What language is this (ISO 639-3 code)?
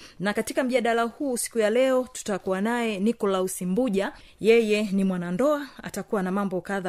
swa